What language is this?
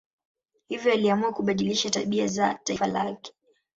Swahili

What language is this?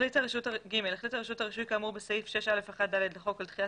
Hebrew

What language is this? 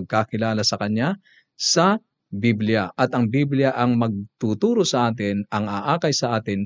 Filipino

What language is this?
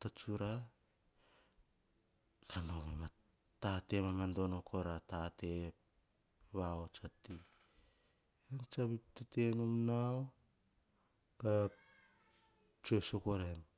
Hahon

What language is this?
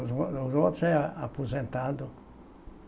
Portuguese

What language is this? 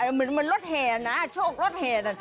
Thai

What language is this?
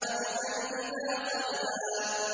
Arabic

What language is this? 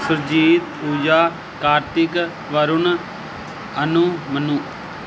Punjabi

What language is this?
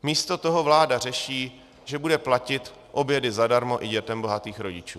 Czech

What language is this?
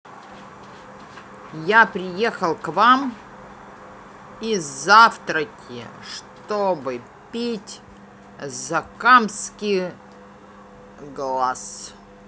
Russian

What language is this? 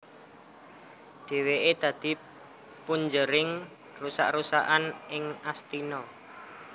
Javanese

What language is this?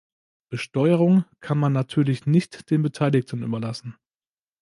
German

